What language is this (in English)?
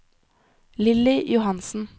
Norwegian